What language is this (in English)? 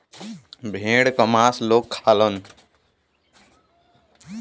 Bhojpuri